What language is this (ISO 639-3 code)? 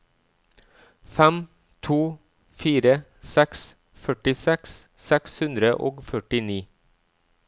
nor